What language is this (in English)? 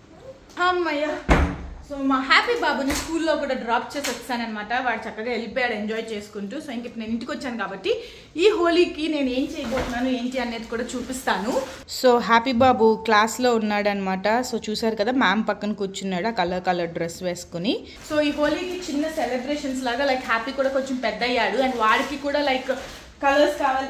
Telugu